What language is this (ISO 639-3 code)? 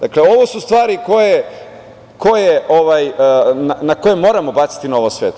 srp